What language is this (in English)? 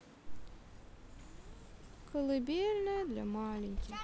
Russian